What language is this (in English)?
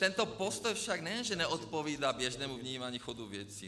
Czech